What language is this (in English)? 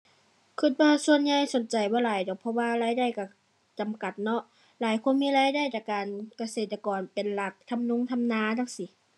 Thai